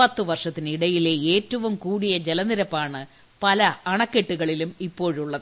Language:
Malayalam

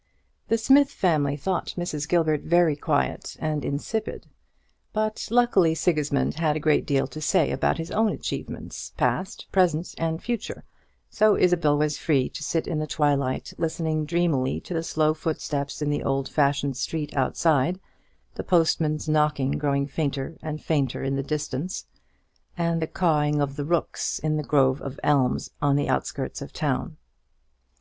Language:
English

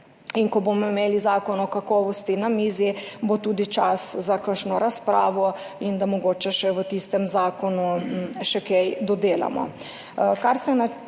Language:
Slovenian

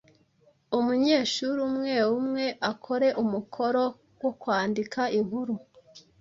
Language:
Kinyarwanda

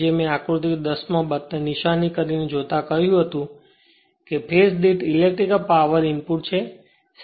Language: Gujarati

